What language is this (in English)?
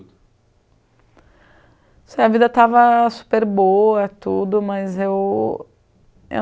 Portuguese